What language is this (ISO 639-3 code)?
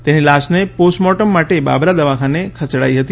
guj